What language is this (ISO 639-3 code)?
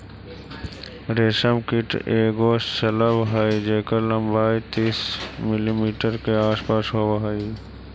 mag